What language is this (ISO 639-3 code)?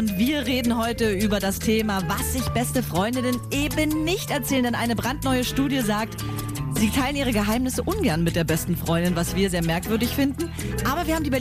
deu